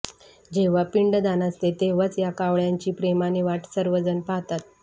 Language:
Marathi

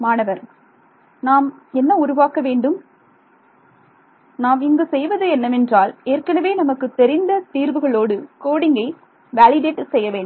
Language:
Tamil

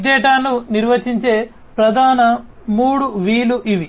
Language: Telugu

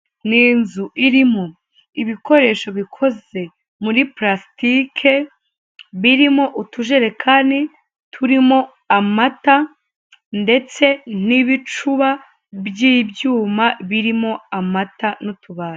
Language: Kinyarwanda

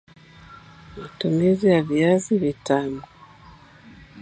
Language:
Swahili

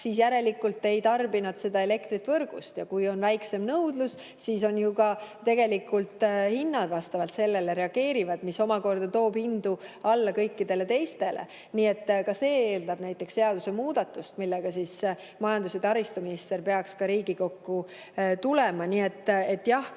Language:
Estonian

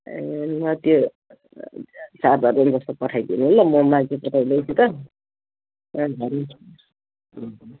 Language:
Nepali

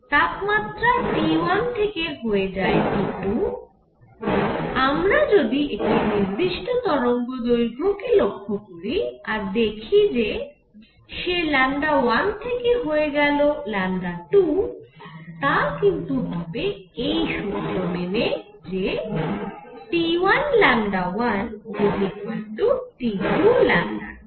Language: Bangla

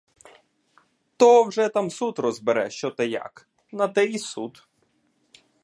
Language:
Ukrainian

